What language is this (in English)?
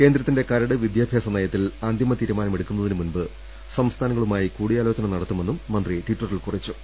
Malayalam